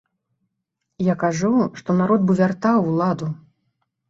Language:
Belarusian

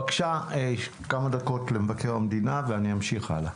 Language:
Hebrew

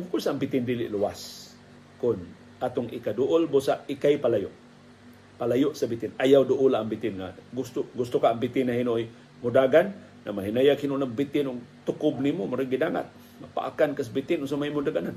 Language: Filipino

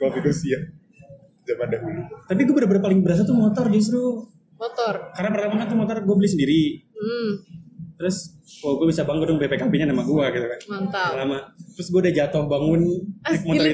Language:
Indonesian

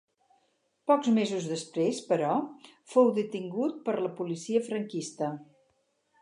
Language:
Catalan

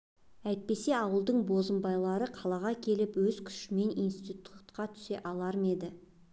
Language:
Kazakh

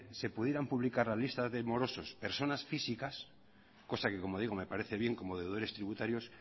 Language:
Spanish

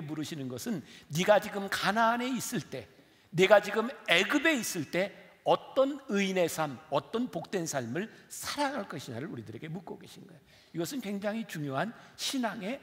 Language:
Korean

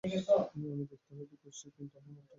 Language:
Bangla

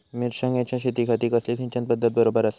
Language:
Marathi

